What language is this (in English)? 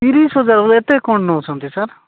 Odia